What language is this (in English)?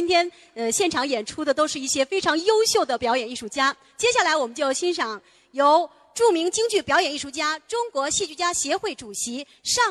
Chinese